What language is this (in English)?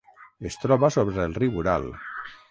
Catalan